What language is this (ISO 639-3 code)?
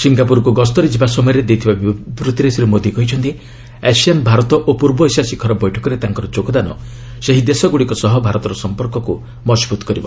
ori